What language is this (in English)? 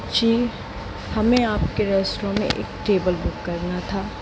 Hindi